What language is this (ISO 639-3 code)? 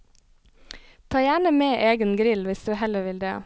nor